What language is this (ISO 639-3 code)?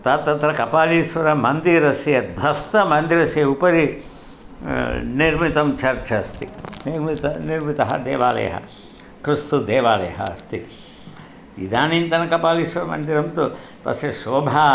san